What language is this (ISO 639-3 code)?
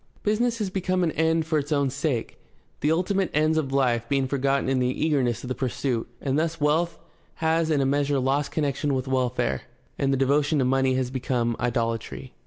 eng